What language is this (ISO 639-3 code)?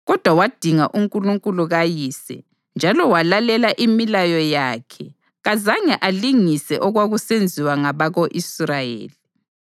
nde